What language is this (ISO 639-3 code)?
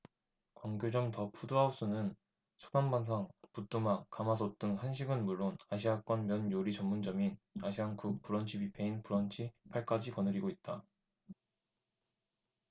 kor